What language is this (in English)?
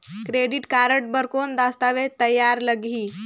Chhattisgarhi